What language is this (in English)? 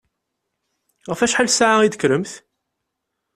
Kabyle